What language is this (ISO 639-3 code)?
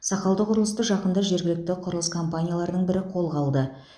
kaz